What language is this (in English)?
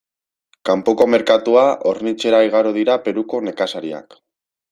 Basque